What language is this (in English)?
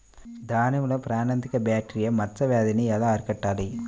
Telugu